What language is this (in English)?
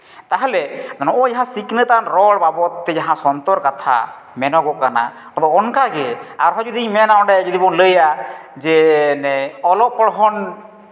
Santali